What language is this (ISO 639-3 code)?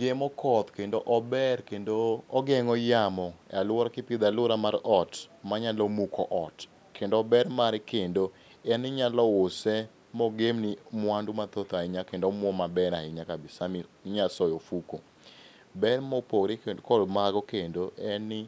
luo